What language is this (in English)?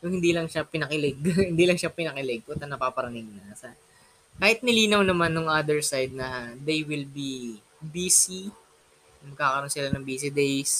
Filipino